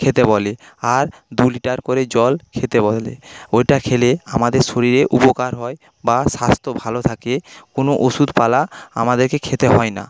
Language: Bangla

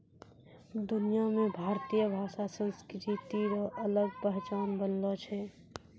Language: Maithili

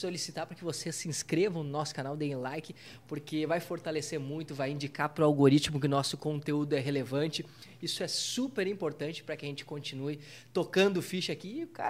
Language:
Portuguese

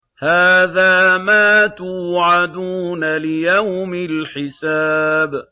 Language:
Arabic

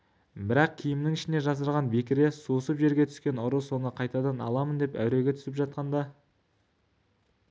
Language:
Kazakh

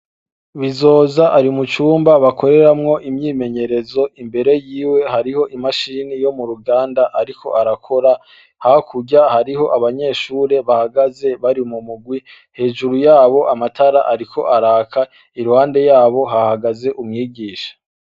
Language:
Rundi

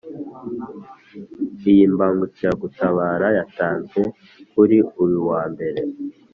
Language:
Kinyarwanda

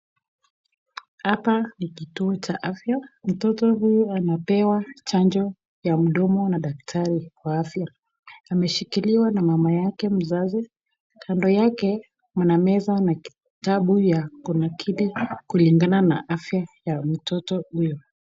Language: Swahili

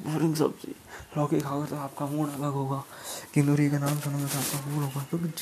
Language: Hindi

